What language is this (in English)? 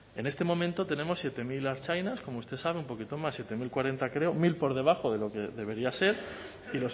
Spanish